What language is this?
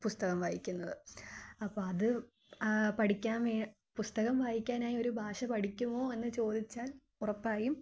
Malayalam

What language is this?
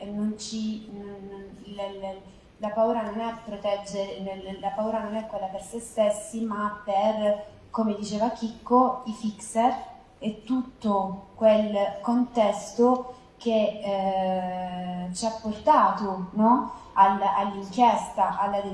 Italian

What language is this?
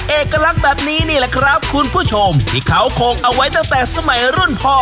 Thai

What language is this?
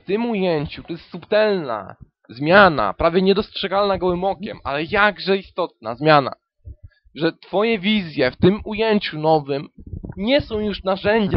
Polish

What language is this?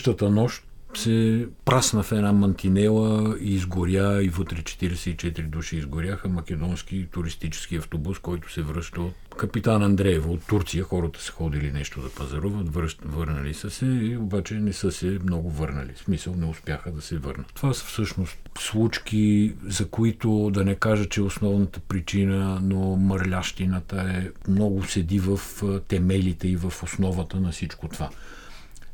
Bulgarian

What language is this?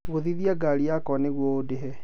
Kikuyu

